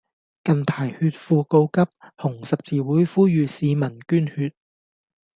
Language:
Cantonese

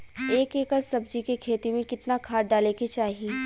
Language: Bhojpuri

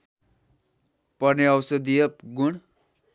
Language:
Nepali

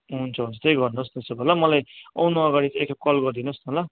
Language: Nepali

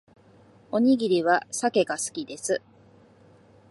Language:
Japanese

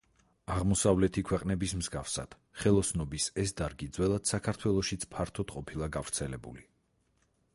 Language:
Georgian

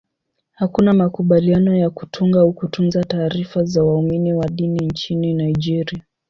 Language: Swahili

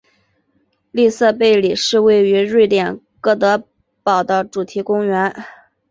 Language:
Chinese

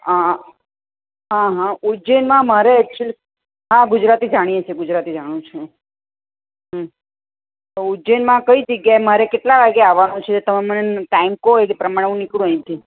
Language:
Gujarati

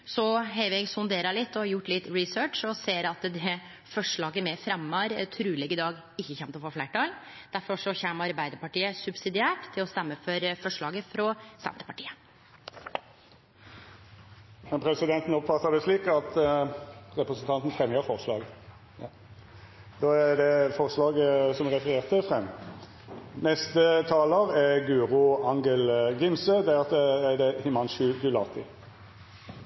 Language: Norwegian Nynorsk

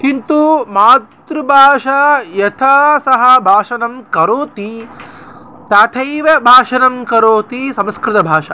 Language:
Sanskrit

